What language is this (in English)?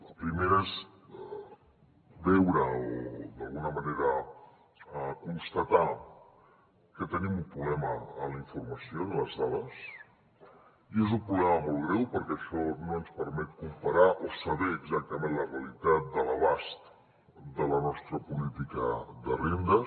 Catalan